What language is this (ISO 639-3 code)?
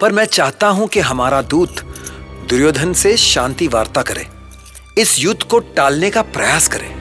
hin